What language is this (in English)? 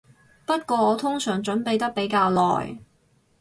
Cantonese